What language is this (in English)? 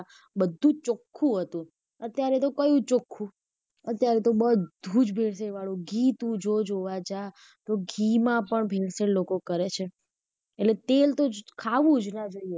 Gujarati